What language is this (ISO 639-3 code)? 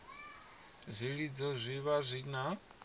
ven